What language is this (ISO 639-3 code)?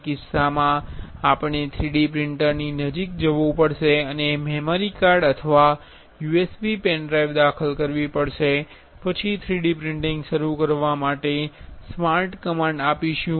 guj